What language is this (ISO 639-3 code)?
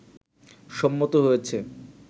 ben